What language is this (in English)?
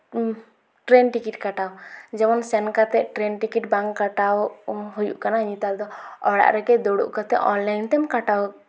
Santali